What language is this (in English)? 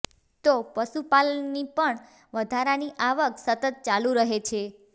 Gujarati